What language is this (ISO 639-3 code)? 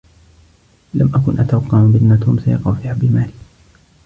ara